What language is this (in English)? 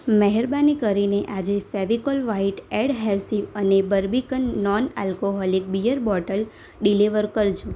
Gujarati